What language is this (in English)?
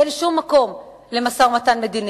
Hebrew